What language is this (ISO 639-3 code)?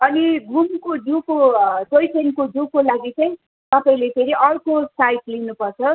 nep